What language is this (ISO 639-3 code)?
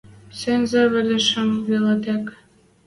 mrj